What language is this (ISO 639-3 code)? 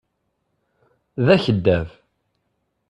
kab